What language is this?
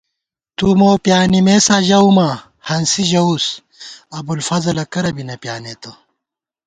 Gawar-Bati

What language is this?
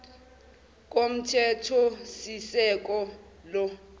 Zulu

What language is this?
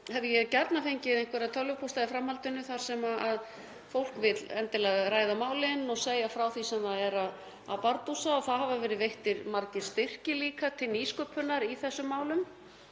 Icelandic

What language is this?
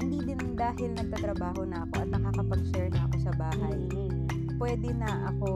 Filipino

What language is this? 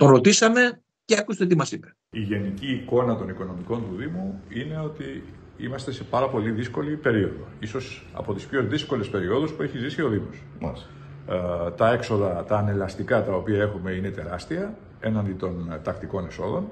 Greek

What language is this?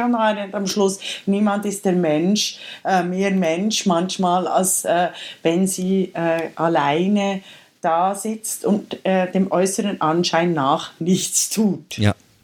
German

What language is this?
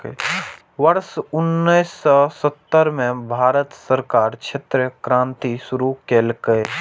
Maithili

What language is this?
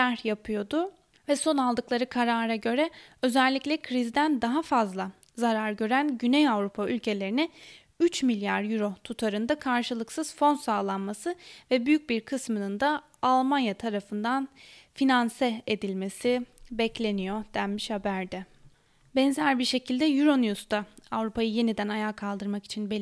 Turkish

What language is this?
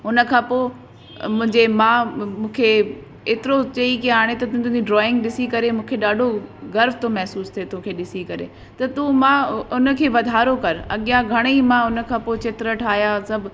Sindhi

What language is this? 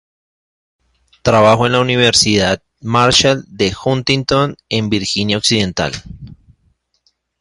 Spanish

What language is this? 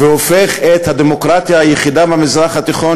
Hebrew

